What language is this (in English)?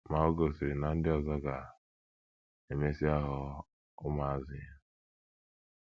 Igbo